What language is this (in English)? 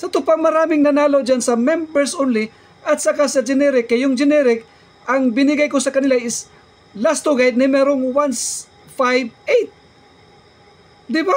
Filipino